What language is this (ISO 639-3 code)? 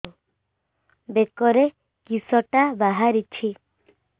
ori